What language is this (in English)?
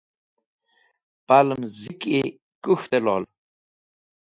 Wakhi